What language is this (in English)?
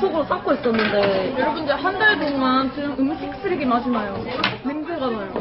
Korean